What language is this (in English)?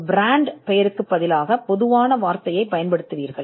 Tamil